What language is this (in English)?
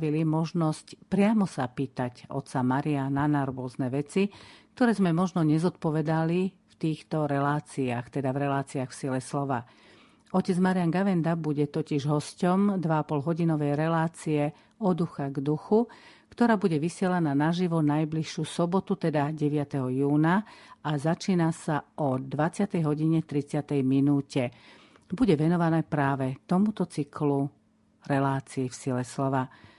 Slovak